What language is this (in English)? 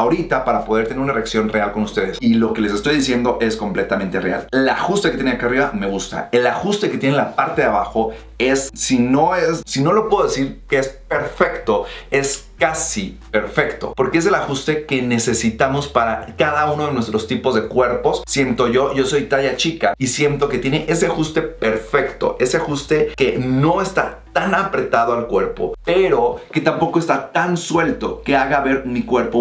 Spanish